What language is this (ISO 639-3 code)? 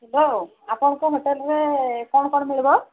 ori